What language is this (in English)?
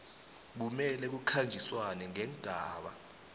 South Ndebele